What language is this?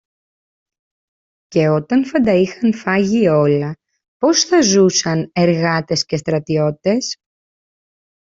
Greek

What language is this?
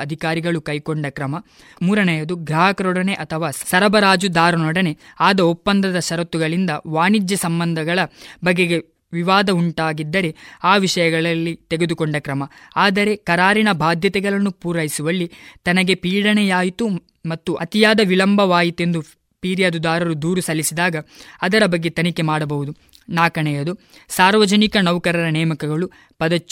Kannada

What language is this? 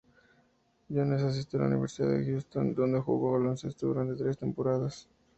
Spanish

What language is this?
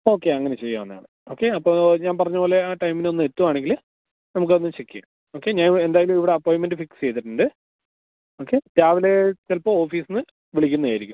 Malayalam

